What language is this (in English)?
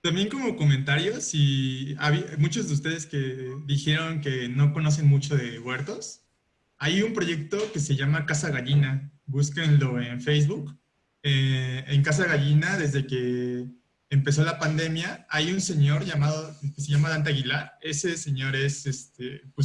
Spanish